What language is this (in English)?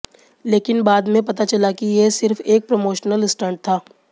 Hindi